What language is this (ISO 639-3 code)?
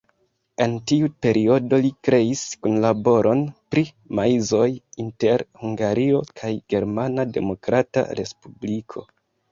epo